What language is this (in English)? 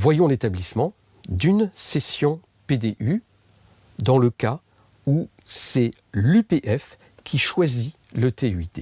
French